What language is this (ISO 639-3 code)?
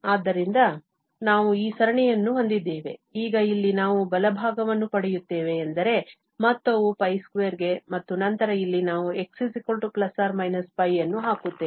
kan